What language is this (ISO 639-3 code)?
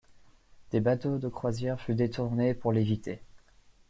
fra